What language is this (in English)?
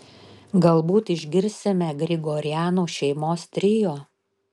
Lithuanian